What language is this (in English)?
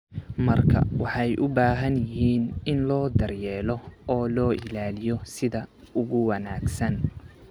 Somali